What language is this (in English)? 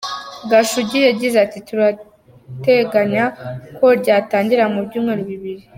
Kinyarwanda